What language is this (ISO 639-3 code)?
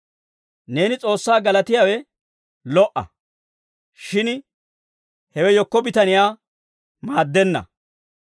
dwr